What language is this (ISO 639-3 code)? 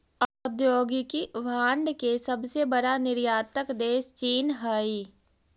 mag